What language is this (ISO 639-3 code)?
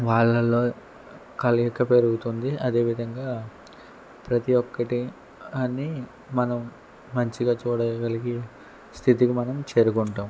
tel